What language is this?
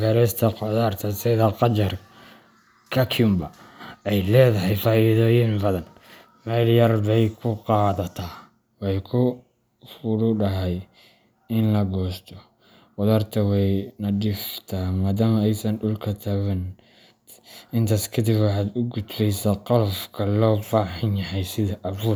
Somali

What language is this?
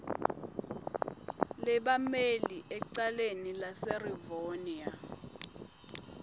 Swati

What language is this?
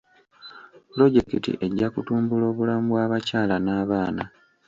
Ganda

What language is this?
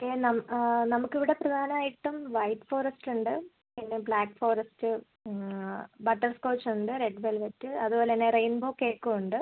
Malayalam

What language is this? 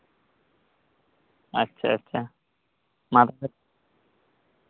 Santali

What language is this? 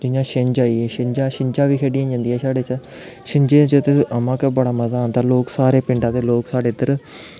Dogri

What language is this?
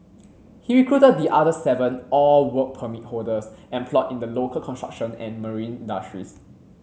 English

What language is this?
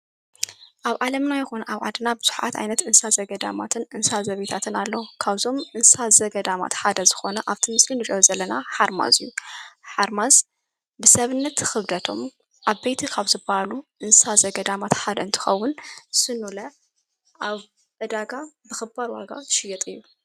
Tigrinya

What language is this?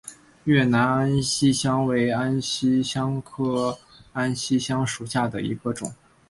Chinese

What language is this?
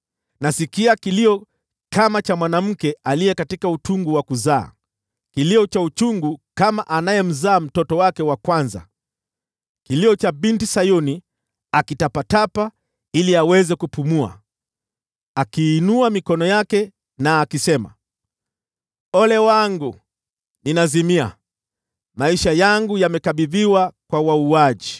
Swahili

